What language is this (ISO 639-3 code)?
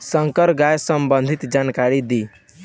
bho